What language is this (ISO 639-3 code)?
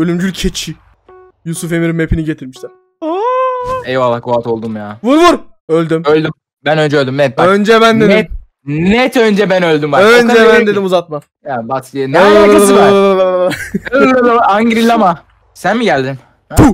tur